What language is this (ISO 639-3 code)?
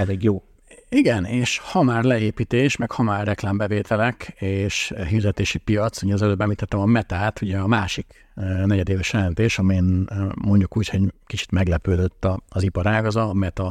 hun